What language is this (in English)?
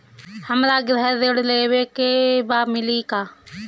Bhojpuri